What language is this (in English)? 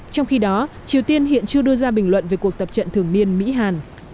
Vietnamese